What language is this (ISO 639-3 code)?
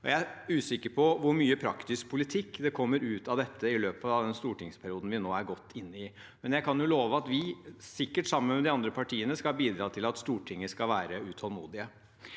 nor